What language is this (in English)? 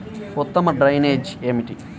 Telugu